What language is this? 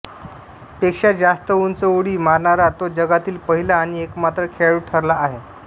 Marathi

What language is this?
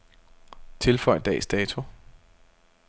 Danish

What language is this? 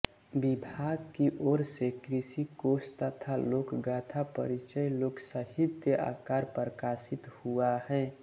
Hindi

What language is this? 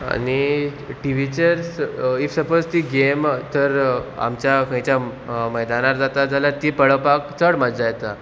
Konkani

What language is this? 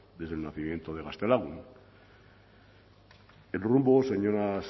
Spanish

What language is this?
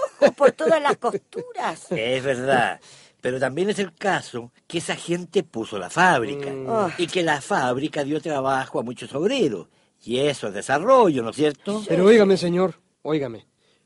Spanish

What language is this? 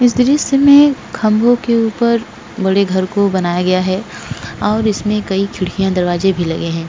Hindi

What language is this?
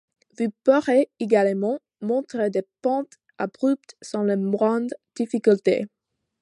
French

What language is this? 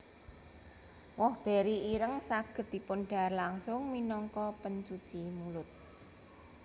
Javanese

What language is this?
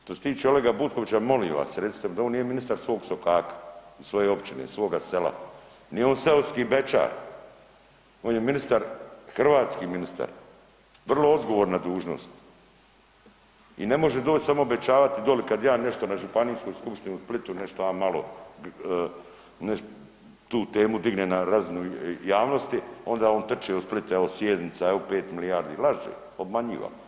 Croatian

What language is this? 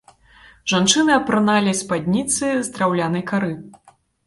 Belarusian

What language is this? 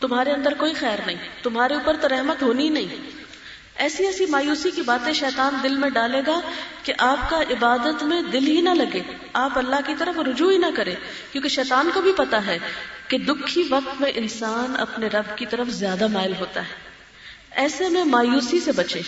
Urdu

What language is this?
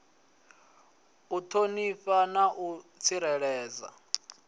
Venda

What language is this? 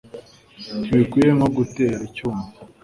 Kinyarwanda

